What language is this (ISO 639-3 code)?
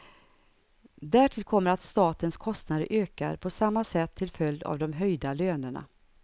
swe